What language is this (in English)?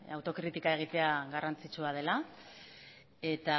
Basque